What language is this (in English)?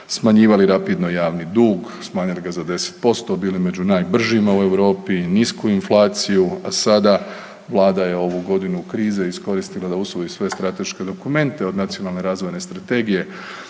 Croatian